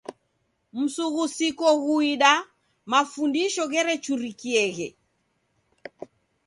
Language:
Taita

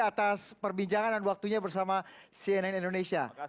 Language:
Indonesian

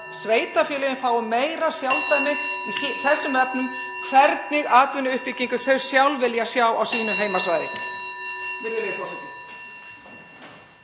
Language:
Icelandic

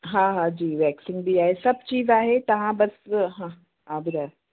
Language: Sindhi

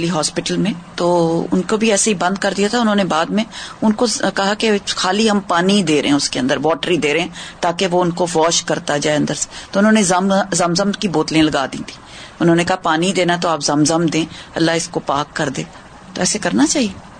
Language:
Urdu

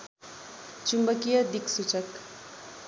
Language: Nepali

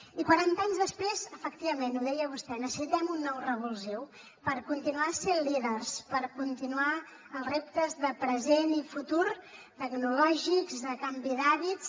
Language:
Catalan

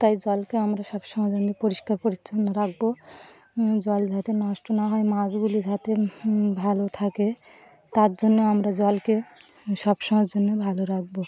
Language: Bangla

